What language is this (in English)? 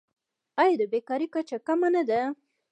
Pashto